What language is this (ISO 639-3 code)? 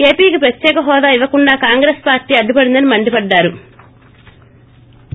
tel